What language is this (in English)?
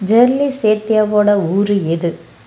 Tamil